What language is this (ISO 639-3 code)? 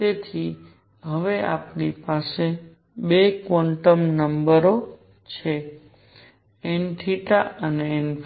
guj